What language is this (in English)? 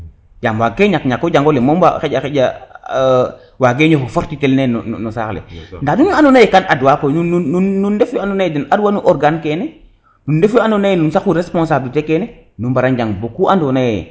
Serer